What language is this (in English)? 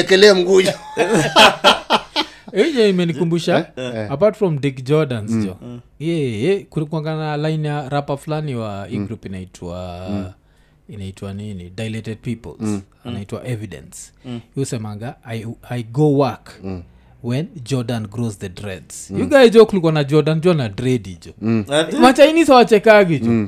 Swahili